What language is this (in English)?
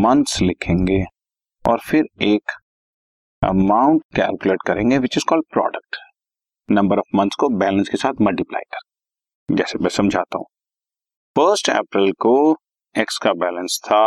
Hindi